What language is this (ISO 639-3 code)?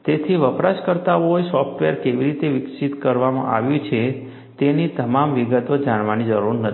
guj